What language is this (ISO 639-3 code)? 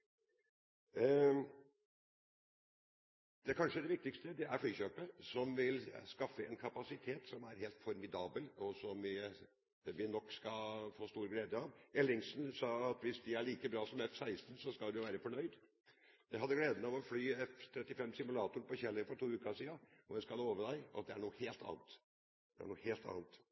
nob